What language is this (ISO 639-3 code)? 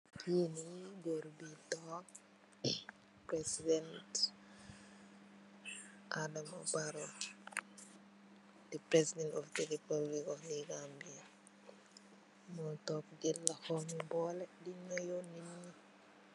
wol